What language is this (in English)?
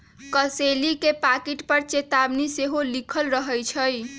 Magahi